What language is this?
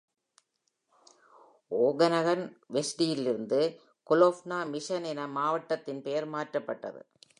Tamil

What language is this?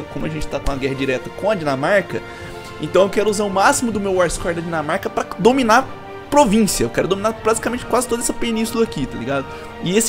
Portuguese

